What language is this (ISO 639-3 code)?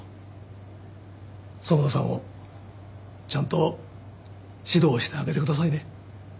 jpn